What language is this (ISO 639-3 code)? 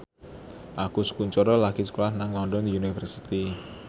jav